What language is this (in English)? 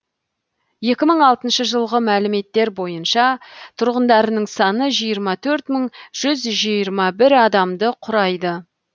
Kazakh